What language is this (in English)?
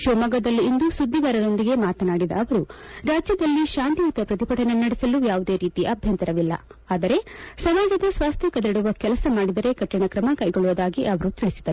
Kannada